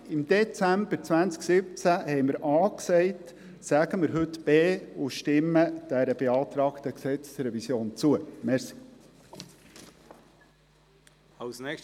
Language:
Swiss German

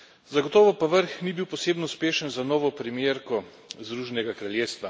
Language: Slovenian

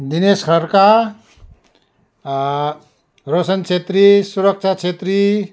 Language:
Nepali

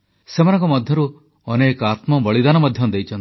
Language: Odia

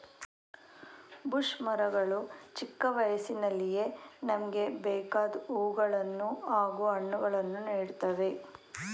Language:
Kannada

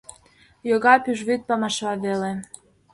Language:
Mari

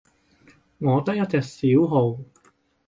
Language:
Cantonese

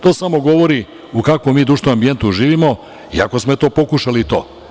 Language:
Serbian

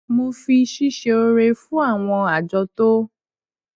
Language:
Yoruba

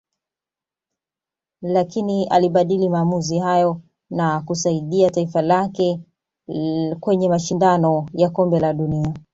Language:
Swahili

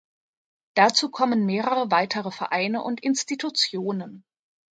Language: German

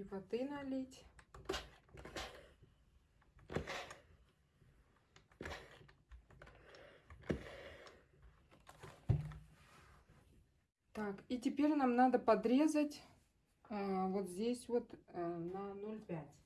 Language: Russian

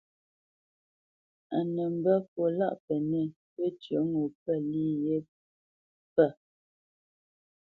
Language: Bamenyam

